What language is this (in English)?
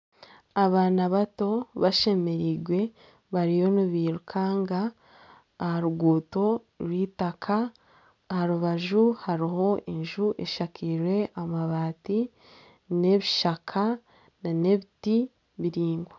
Nyankole